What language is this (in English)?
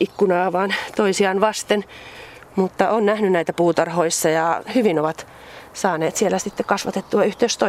Finnish